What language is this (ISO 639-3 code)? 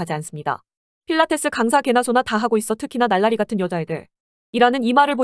kor